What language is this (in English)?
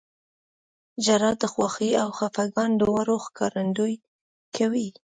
Pashto